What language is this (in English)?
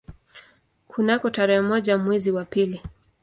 Swahili